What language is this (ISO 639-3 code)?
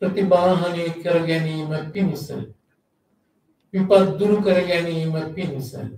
tur